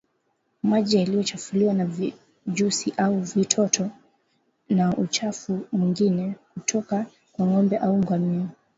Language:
Swahili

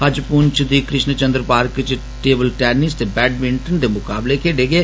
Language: Dogri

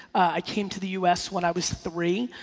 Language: English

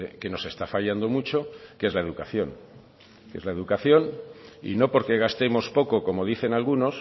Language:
Spanish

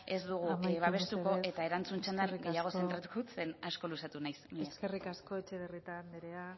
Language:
Basque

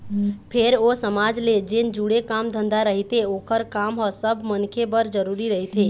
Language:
Chhattisgarhi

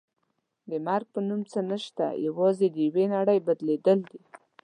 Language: Pashto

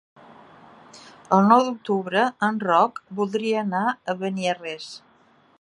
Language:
Catalan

